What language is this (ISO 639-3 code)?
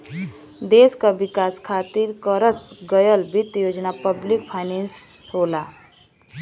bho